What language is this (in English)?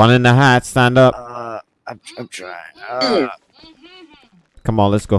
English